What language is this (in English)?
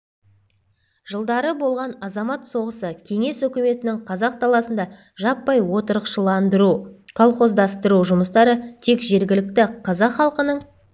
Kazakh